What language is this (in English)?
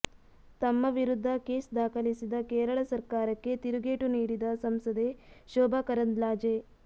Kannada